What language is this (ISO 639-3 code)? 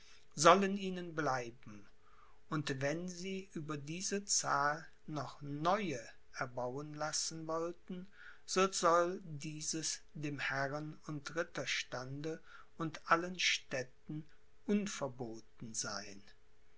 deu